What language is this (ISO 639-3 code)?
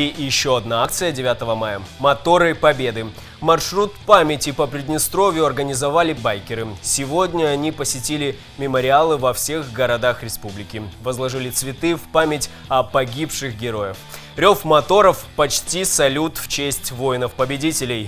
rus